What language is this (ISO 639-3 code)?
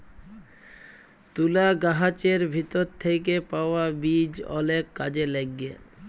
ben